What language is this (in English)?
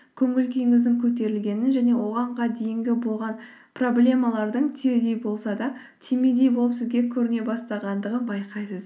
Kazakh